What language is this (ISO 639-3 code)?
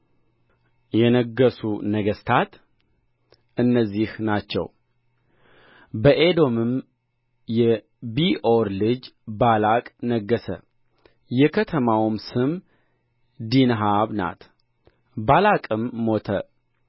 amh